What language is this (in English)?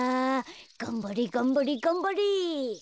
Japanese